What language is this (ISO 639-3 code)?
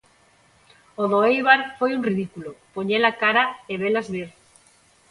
glg